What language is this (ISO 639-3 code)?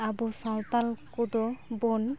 sat